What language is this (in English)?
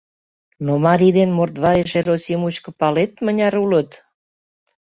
Mari